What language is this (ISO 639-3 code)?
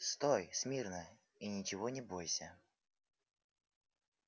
rus